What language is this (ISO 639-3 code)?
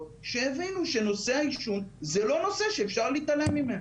heb